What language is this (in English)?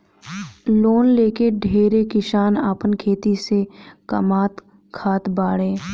Bhojpuri